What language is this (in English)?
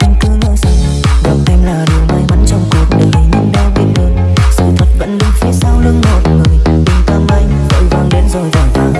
Vietnamese